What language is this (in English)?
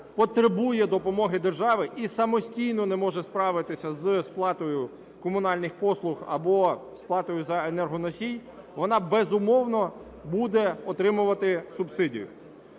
Ukrainian